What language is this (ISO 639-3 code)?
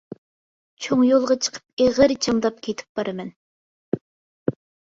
uig